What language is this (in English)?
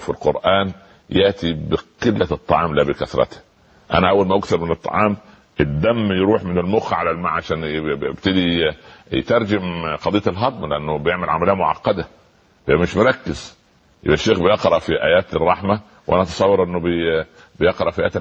Arabic